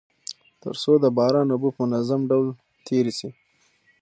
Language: Pashto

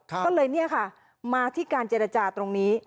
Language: Thai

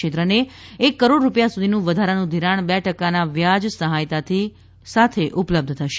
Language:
Gujarati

